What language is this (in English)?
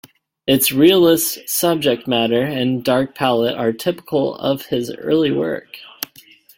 English